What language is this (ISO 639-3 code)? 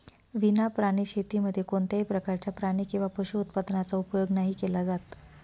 mar